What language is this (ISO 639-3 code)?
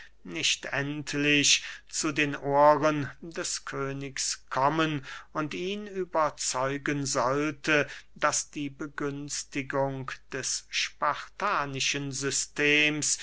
deu